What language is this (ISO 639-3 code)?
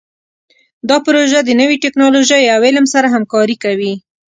pus